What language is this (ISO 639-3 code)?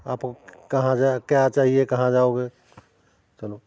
pan